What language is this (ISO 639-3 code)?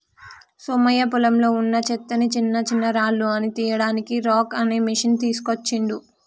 tel